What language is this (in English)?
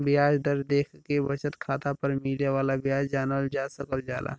Bhojpuri